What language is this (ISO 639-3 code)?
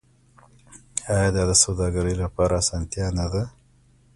pus